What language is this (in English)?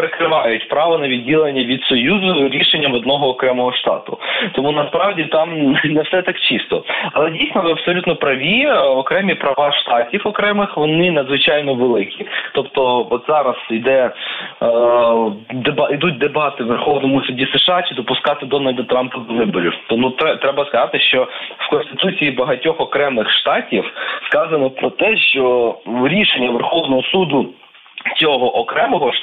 Ukrainian